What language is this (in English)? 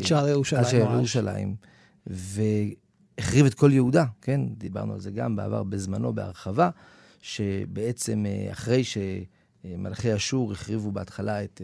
Hebrew